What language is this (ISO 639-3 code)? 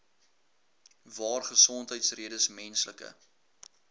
afr